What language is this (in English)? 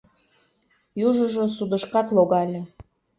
Mari